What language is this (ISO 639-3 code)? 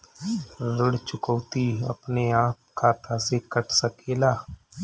bho